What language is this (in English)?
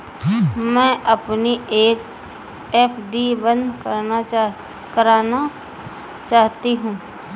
Hindi